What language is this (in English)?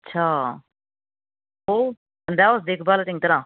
Sindhi